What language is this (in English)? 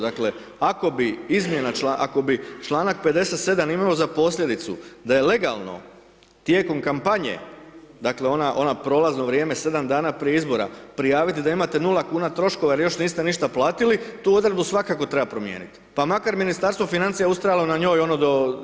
Croatian